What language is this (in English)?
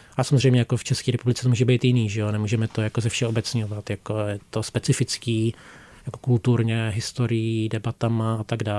Czech